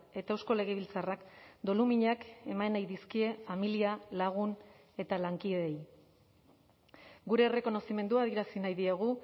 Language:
Basque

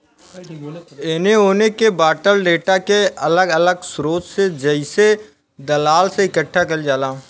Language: Bhojpuri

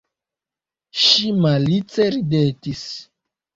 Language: Esperanto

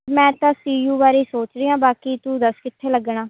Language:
Punjabi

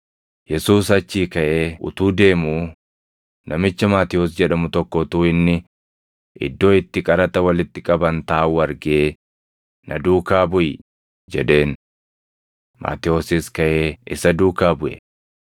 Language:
Oromo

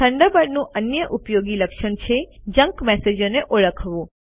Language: Gujarati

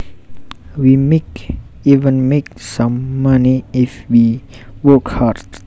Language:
Javanese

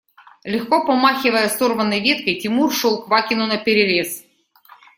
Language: Russian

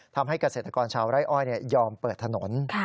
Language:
Thai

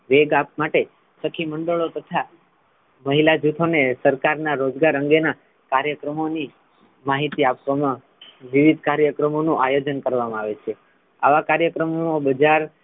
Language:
Gujarati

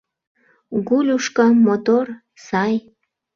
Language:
Mari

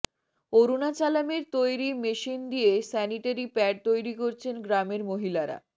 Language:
Bangla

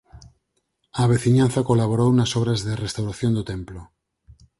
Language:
Galician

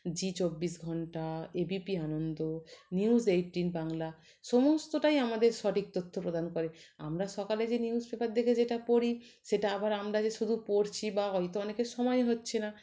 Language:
Bangla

